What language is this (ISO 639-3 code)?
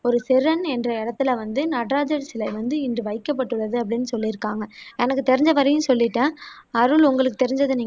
tam